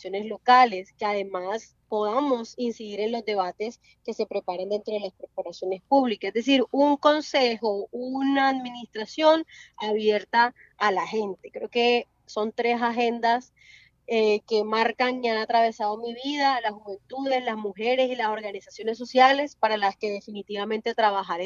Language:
Spanish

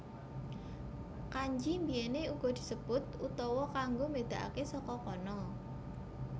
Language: Javanese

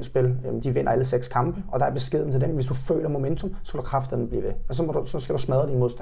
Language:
Danish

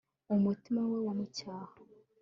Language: Kinyarwanda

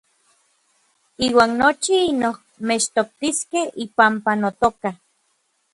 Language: Orizaba Nahuatl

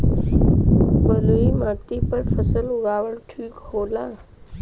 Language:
Bhojpuri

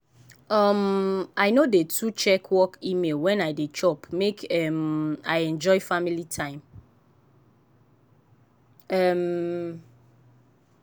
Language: Nigerian Pidgin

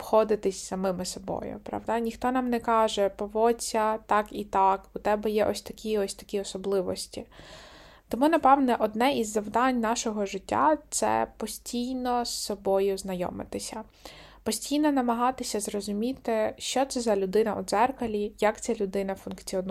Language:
Ukrainian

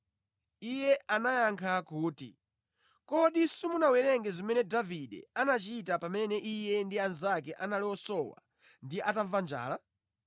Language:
Nyanja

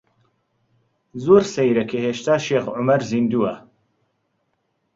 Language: Central Kurdish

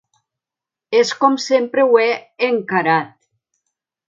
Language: Catalan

